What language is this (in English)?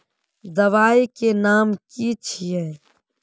Magahi